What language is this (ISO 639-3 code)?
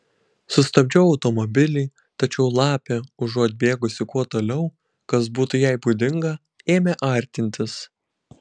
lit